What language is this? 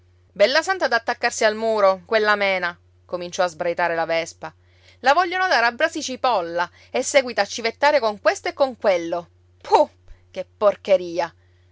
Italian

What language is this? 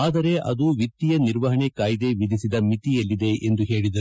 Kannada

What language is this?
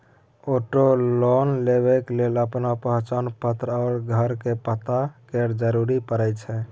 Maithili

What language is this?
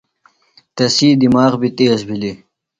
Phalura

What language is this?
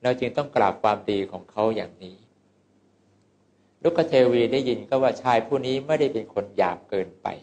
Thai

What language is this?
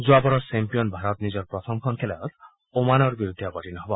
Assamese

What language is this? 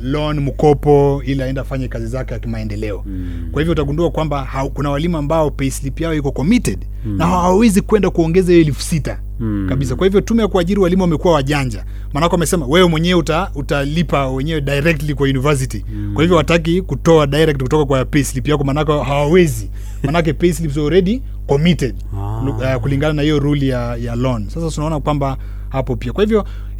Swahili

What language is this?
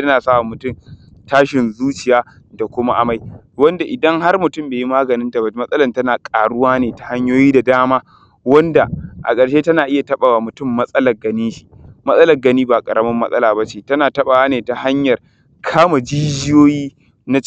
Hausa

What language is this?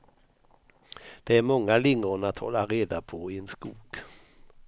Swedish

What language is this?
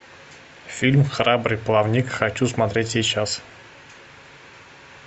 Russian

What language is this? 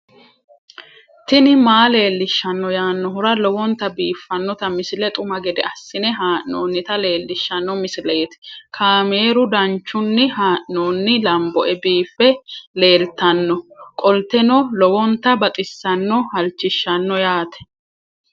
Sidamo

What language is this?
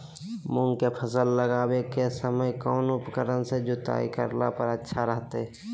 Magahi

